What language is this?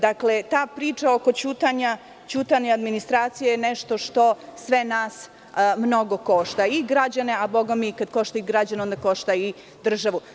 Serbian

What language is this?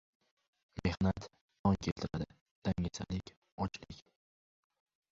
Uzbek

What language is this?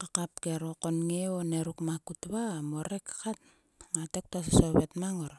Sulka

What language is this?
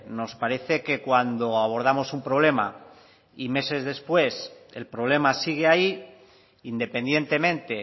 Spanish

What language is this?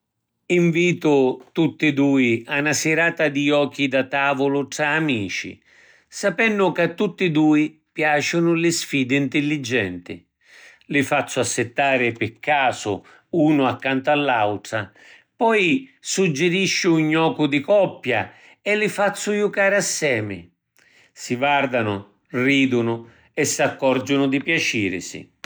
Sicilian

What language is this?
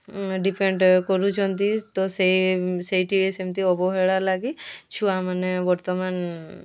Odia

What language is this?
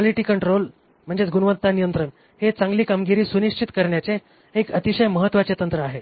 Marathi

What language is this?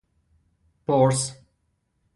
Persian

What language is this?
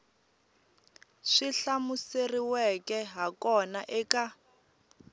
Tsonga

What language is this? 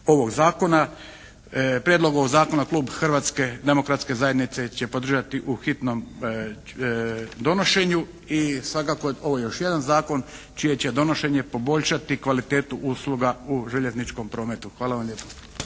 Croatian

